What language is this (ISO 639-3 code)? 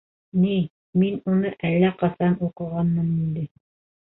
bak